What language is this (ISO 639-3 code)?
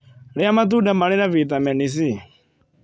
kik